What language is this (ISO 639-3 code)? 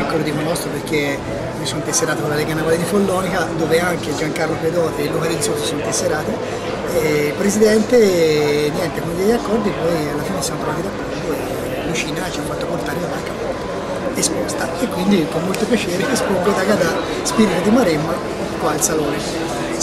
ita